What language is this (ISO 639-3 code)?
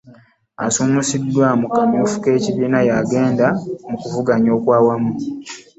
lug